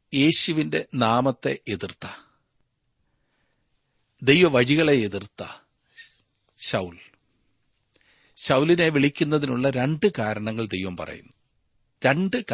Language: Malayalam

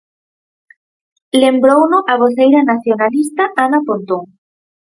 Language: Galician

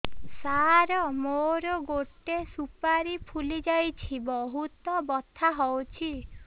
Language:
Odia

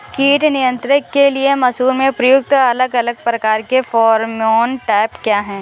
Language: Hindi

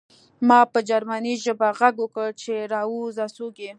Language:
Pashto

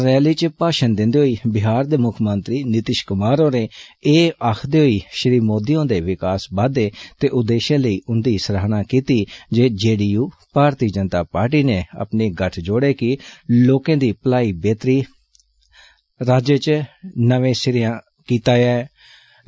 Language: Dogri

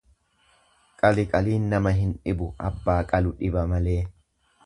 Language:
Oromo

